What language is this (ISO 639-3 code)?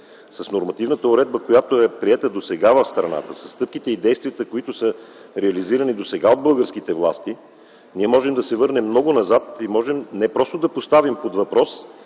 bul